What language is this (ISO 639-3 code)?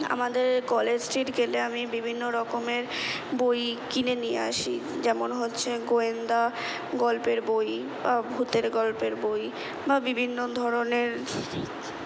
ben